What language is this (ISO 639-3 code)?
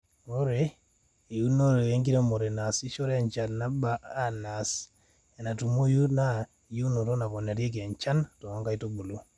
mas